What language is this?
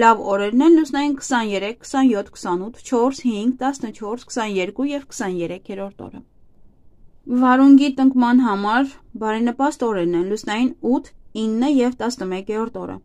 Turkish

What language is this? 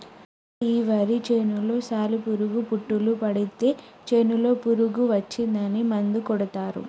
Telugu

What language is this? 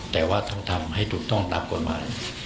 Thai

